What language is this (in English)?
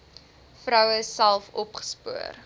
Afrikaans